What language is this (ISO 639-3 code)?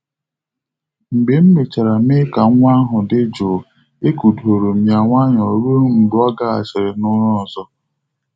ibo